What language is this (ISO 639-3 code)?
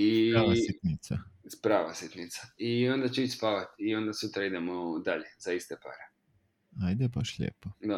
hrv